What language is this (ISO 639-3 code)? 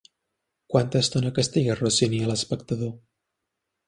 cat